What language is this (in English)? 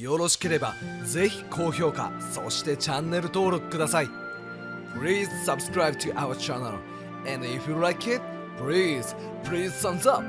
Japanese